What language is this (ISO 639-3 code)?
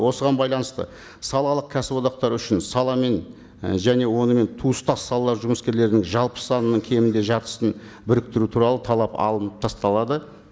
kaz